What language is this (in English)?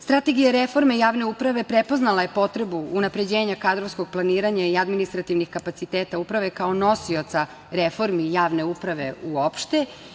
Serbian